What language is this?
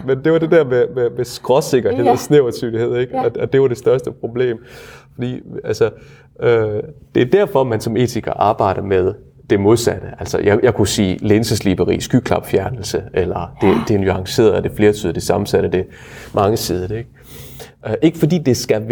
Danish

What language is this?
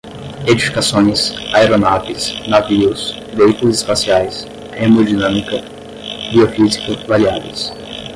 Portuguese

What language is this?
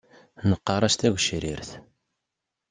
Kabyle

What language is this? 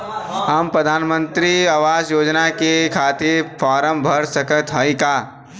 Bhojpuri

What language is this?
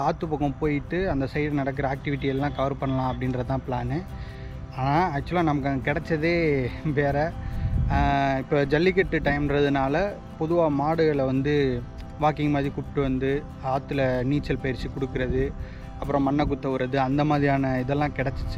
Tamil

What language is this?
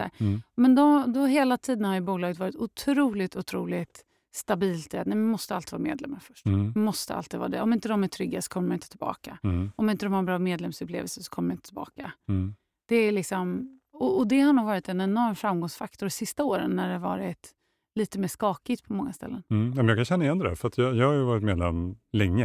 Swedish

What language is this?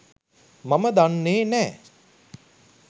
Sinhala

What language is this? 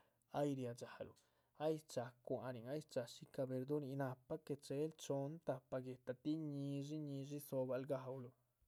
Chichicapan Zapotec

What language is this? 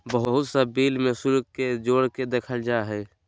Magahi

